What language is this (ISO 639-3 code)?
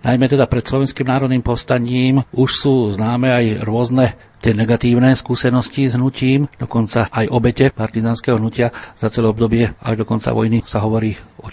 slk